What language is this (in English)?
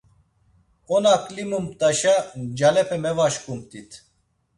Laz